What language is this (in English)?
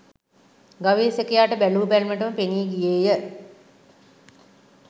Sinhala